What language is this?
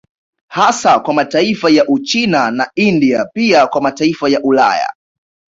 Swahili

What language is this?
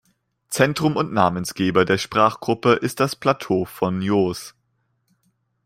German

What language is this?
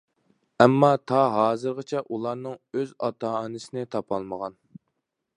Uyghur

